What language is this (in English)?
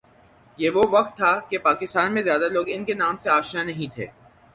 Urdu